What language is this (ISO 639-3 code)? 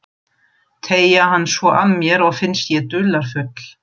isl